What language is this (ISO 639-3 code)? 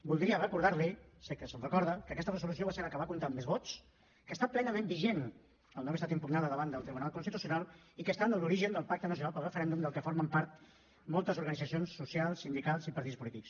cat